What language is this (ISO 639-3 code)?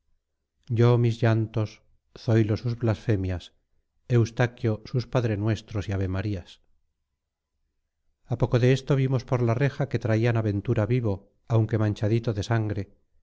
spa